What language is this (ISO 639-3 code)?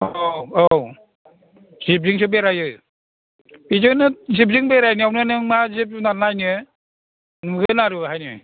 brx